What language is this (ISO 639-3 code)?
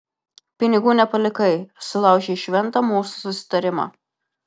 lit